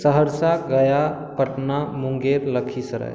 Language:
Maithili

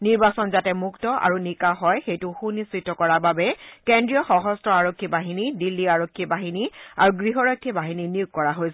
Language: Assamese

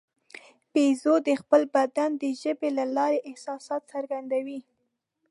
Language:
Pashto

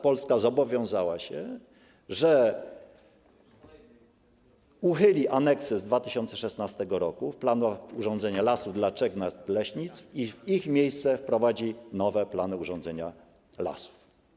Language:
Polish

